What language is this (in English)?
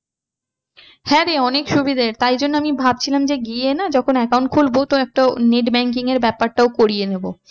Bangla